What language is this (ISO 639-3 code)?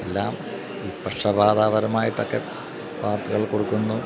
mal